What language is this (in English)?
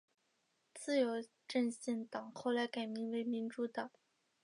Chinese